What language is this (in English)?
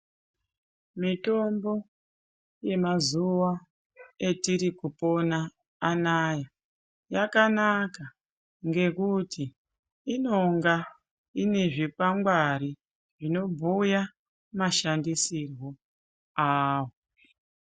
Ndau